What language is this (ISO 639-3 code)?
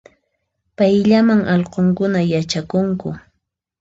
qxp